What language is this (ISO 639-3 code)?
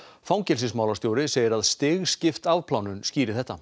isl